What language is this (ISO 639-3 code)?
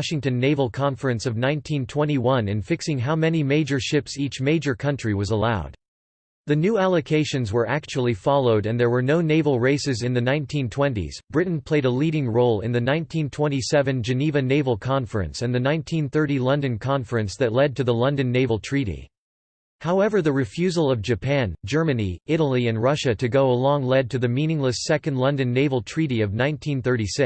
eng